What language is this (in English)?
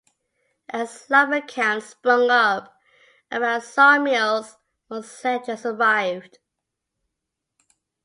English